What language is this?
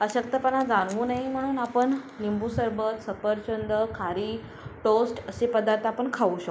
Marathi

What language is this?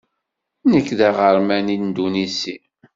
Kabyle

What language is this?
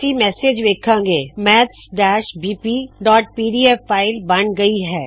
Punjabi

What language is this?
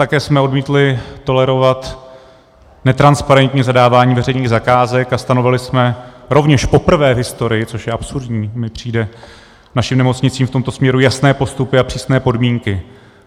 Czech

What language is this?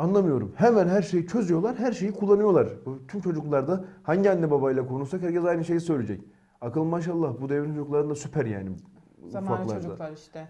Turkish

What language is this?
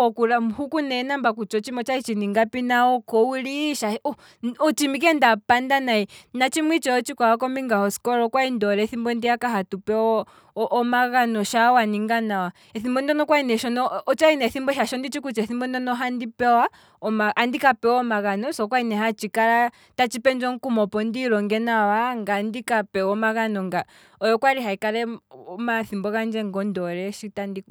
Kwambi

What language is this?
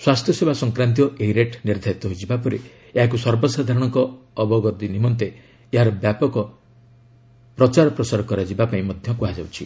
Odia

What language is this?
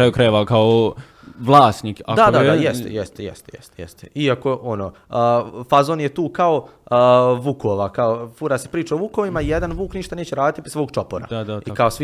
Croatian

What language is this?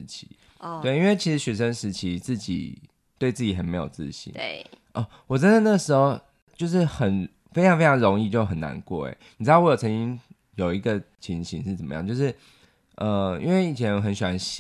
Chinese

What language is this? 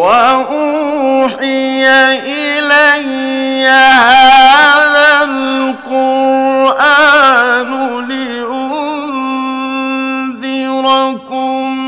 Arabic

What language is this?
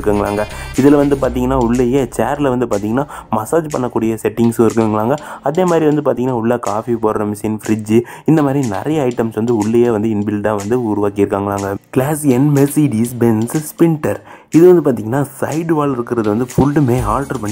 Dutch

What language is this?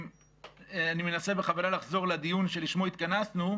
Hebrew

